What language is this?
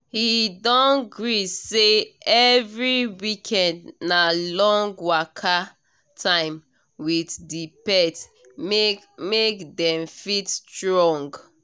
Nigerian Pidgin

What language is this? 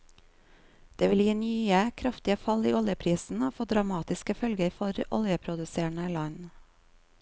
Norwegian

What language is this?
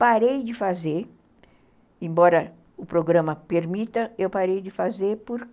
Portuguese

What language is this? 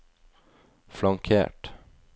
Norwegian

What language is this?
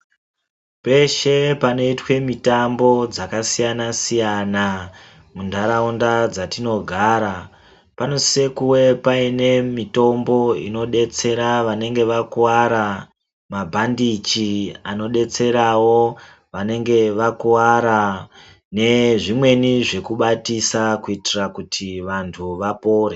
Ndau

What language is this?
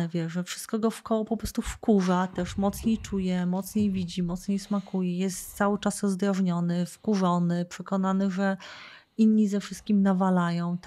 Polish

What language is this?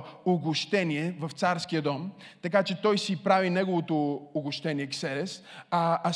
Bulgarian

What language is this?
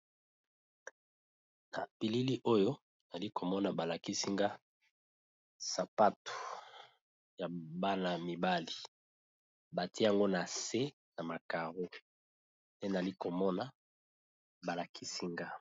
Lingala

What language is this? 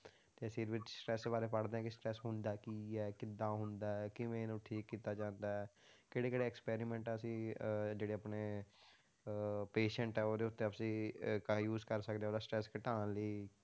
Punjabi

